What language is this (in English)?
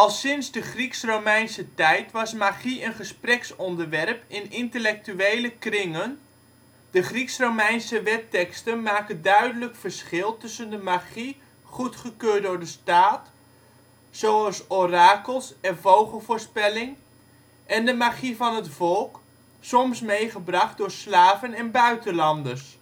Dutch